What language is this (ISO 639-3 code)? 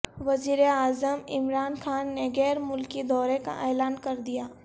urd